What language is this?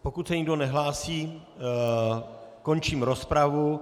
Czech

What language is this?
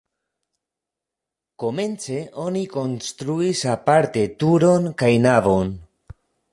Esperanto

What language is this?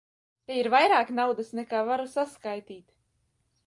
Latvian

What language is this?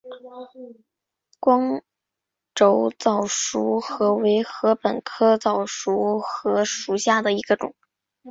Chinese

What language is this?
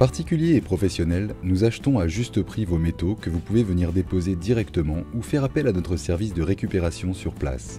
French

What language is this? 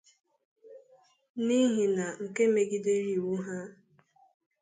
Igbo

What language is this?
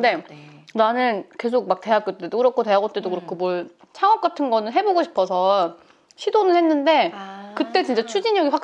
Korean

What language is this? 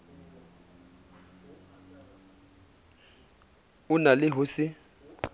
Southern Sotho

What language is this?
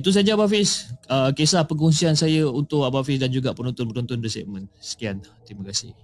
Malay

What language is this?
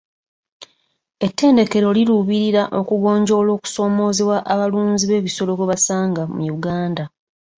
Ganda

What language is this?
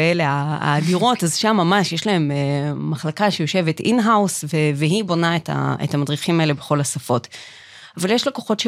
Hebrew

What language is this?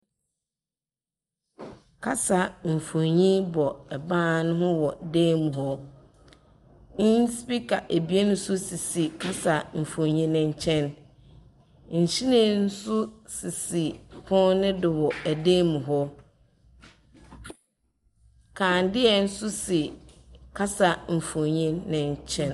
Akan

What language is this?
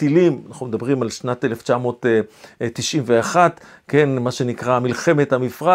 Hebrew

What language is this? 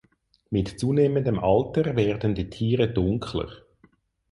German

